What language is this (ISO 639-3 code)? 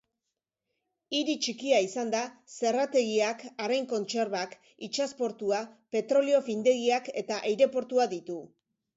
eus